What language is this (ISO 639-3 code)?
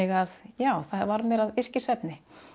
isl